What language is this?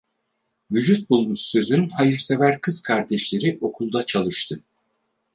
Turkish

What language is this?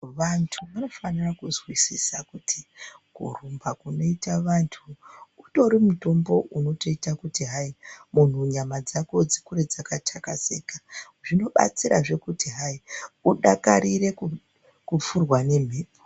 Ndau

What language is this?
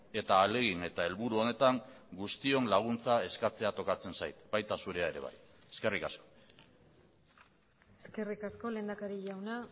Basque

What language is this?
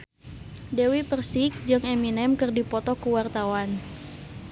Sundanese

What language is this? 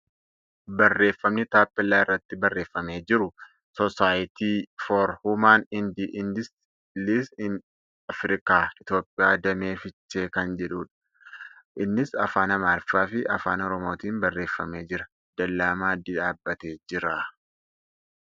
Oromo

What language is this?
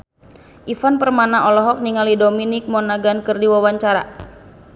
Sundanese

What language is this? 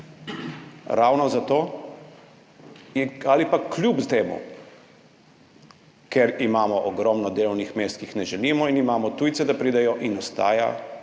Slovenian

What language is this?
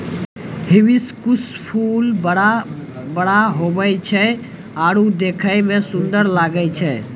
Maithili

